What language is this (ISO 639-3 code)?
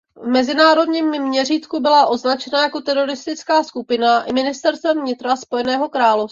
ces